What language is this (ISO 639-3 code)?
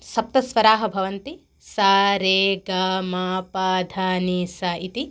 san